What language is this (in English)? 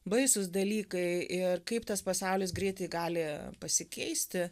Lithuanian